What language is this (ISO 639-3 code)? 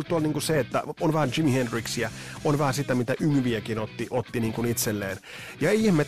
fin